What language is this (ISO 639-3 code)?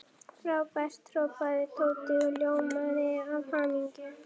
isl